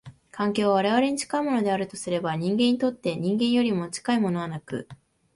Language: Japanese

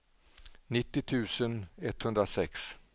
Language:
Swedish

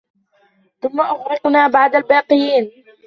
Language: Arabic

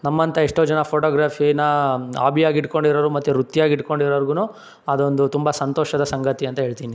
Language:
Kannada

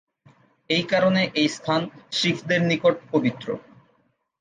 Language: Bangla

